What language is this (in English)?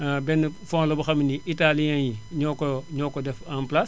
Wolof